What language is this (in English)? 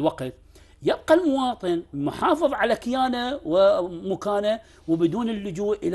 Arabic